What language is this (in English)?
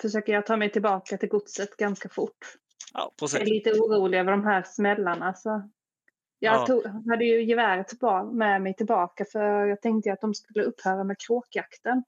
Swedish